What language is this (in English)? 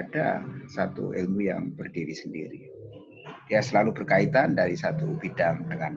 Indonesian